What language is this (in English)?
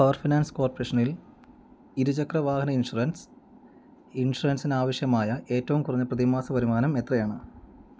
Malayalam